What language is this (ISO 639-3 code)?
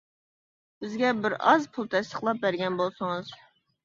uig